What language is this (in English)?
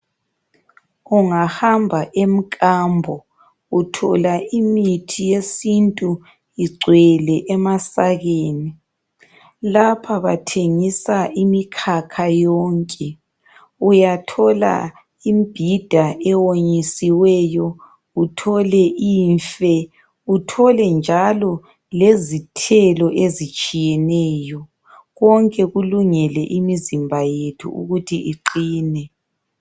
North Ndebele